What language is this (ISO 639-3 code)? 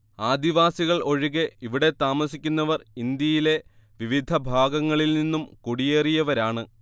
mal